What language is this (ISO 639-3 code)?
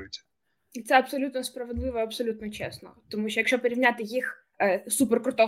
ukr